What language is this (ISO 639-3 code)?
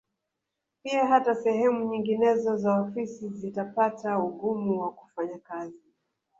swa